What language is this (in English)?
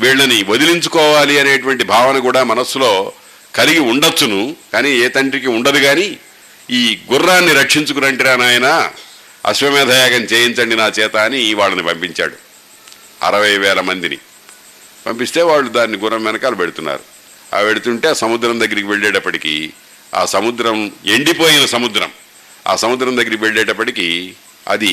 Telugu